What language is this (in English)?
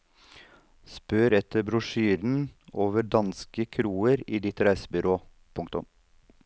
Norwegian